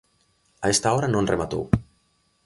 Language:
Galician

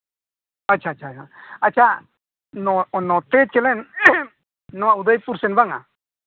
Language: Santali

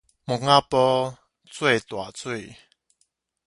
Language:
Min Nan Chinese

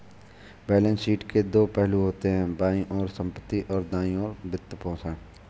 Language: Hindi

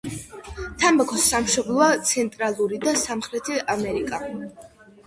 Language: Georgian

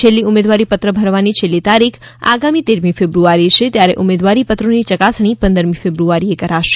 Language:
Gujarati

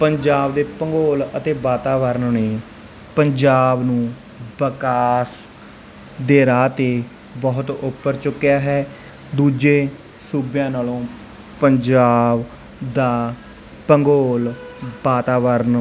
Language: Punjabi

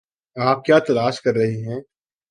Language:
Urdu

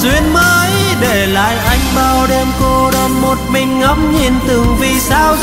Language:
Vietnamese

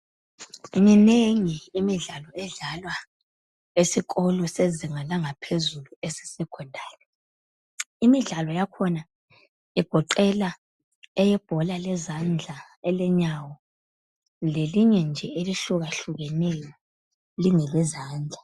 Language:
North Ndebele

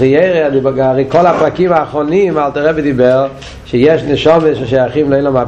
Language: Hebrew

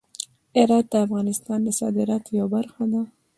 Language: Pashto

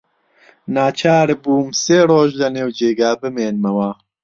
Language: Central Kurdish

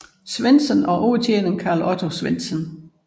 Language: Danish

